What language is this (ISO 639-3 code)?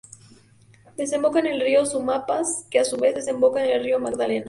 spa